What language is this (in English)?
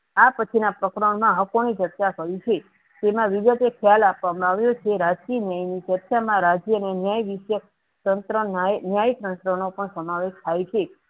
Gujarati